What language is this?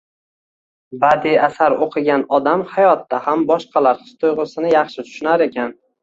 Uzbek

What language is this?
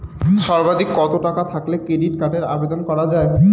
Bangla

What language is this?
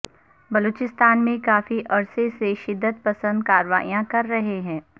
Urdu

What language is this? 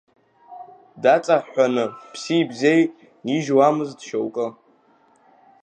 Abkhazian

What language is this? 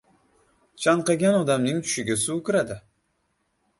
Uzbek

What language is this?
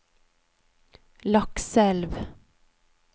Norwegian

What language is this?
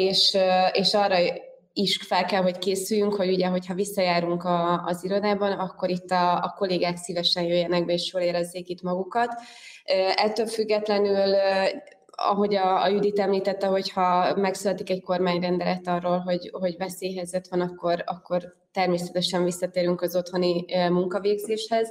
Hungarian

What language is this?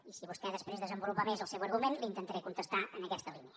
Catalan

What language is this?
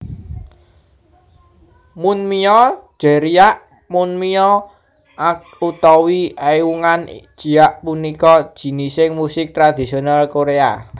Javanese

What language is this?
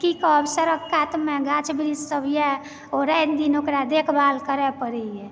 Maithili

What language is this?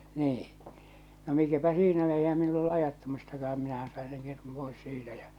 Finnish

